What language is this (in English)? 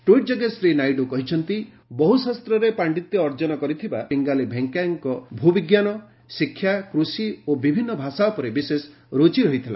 Odia